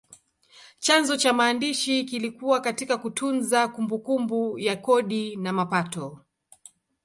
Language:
Swahili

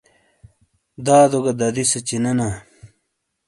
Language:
Shina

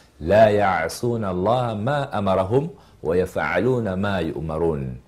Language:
Swahili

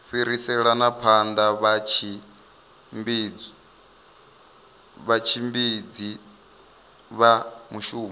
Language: Venda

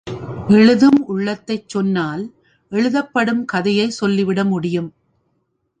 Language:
Tamil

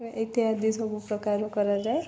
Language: Odia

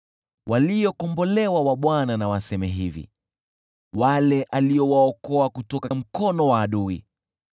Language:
Swahili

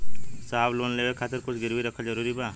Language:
Bhojpuri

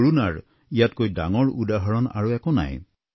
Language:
Assamese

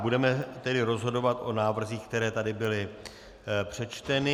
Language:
Czech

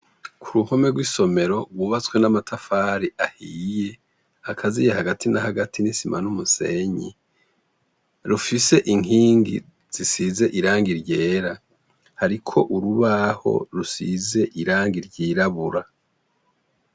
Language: Rundi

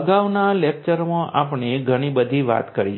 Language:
Gujarati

